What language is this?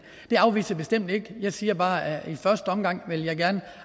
Danish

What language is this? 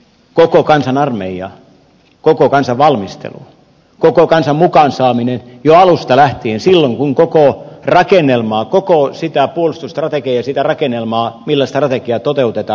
Finnish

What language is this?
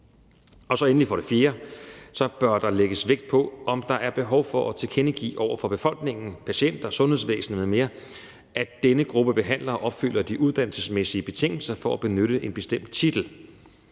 Danish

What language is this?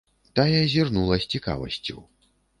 Belarusian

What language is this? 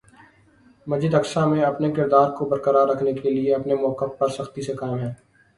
Urdu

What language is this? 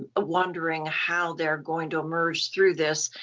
English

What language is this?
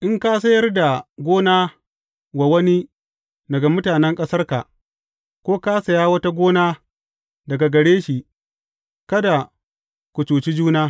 Hausa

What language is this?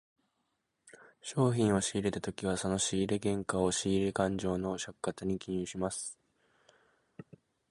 Japanese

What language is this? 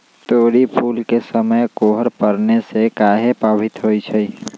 Magahi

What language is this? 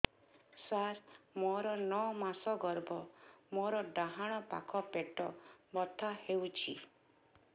Odia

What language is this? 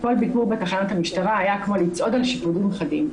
Hebrew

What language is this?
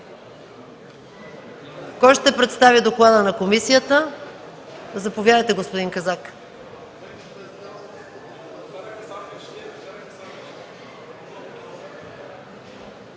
Bulgarian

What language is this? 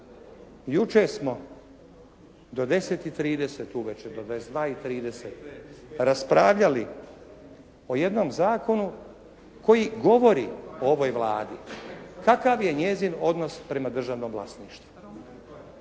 Croatian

